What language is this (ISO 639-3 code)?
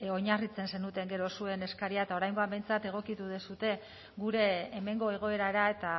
eus